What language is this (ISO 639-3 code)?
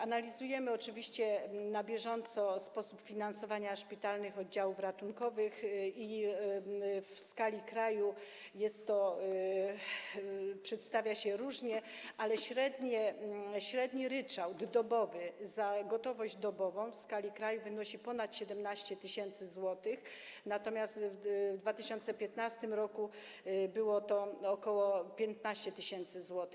pol